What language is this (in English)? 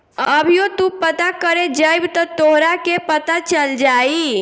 Bhojpuri